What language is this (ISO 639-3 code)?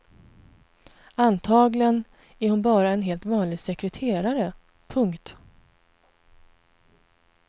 swe